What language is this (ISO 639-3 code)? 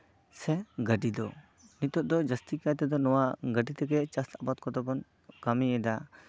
sat